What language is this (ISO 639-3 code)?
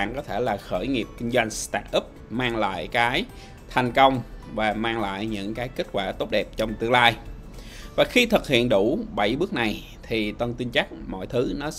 vie